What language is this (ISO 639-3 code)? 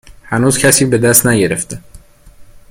fas